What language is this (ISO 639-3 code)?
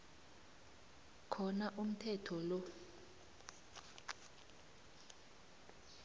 nbl